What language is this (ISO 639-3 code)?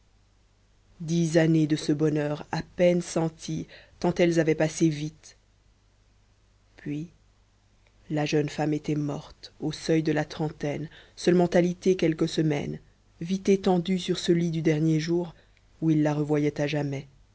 fra